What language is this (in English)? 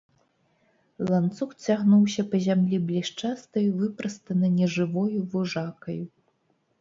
Belarusian